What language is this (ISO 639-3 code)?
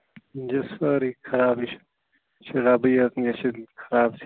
kas